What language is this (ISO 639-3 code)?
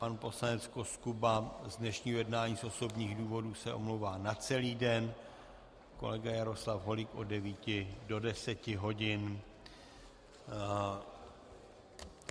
ces